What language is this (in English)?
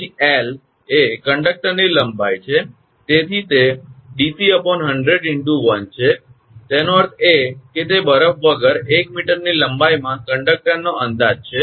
Gujarati